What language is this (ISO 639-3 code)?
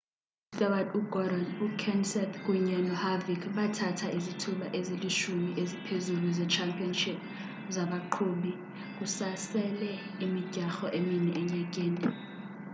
xho